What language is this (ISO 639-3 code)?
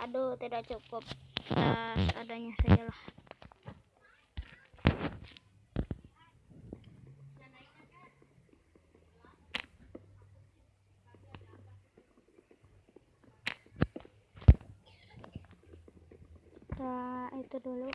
ind